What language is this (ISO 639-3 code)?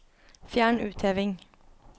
nor